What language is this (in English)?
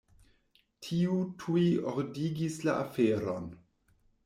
Esperanto